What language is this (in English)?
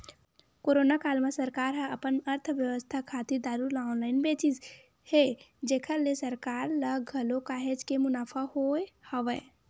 Chhattisgarhi